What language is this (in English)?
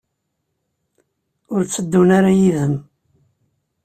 Kabyle